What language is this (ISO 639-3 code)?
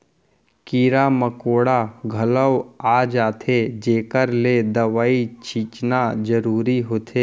hne